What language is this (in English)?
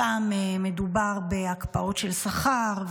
Hebrew